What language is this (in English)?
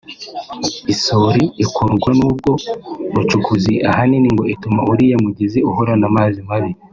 Kinyarwanda